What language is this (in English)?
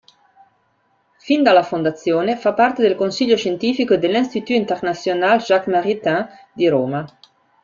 Italian